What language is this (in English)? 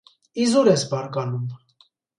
Armenian